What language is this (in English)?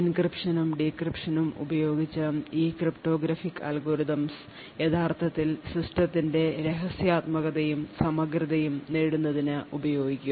Malayalam